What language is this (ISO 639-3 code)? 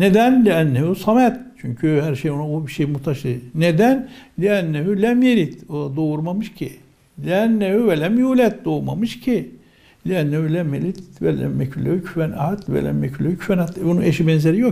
tur